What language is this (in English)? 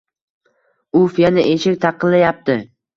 Uzbek